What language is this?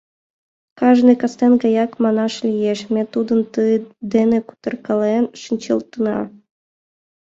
Mari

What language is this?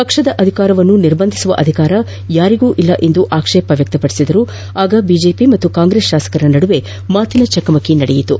Kannada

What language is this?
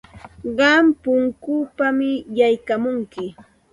Santa Ana de Tusi Pasco Quechua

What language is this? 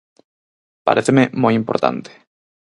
Galician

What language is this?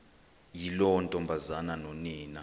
Xhosa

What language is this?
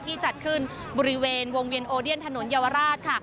Thai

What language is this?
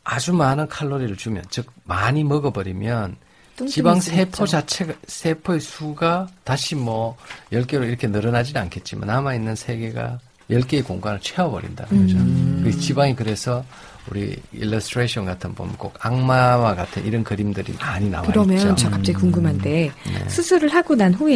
Korean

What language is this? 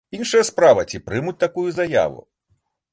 Belarusian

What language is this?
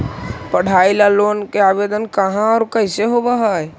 Magahi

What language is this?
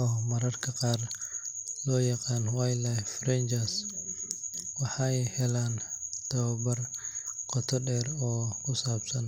Somali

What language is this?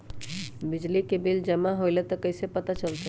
Magahi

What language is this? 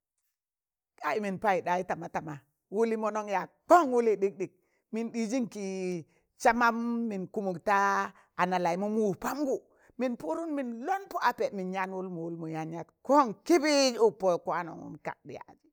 Tangale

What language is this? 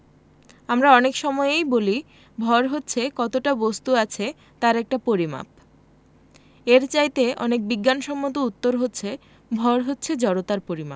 Bangla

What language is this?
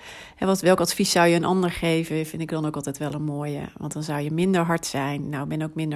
Dutch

